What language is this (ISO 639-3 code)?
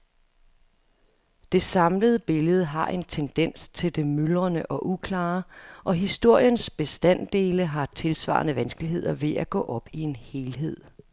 dan